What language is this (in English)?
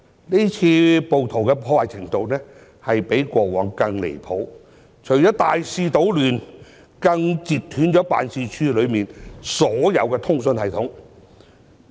Cantonese